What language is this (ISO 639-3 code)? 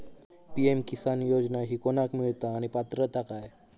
mar